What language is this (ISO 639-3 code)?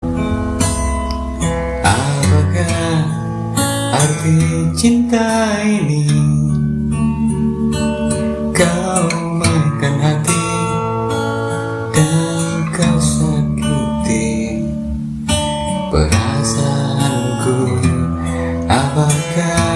ind